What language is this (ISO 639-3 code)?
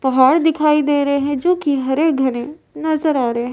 hin